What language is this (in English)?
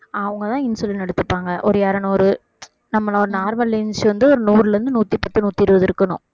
Tamil